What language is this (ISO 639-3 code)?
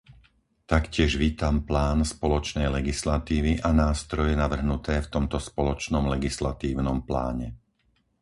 slk